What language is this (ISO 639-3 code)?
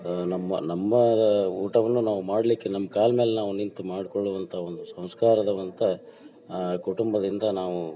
kan